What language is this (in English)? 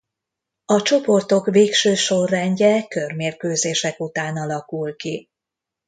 Hungarian